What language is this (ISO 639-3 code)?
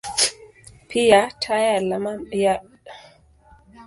swa